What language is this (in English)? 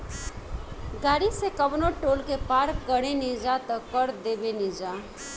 Bhojpuri